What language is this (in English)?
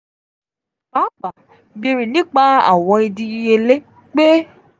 Yoruba